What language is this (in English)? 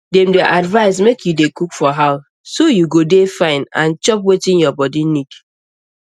Nigerian Pidgin